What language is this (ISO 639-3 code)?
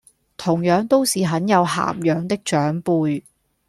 yue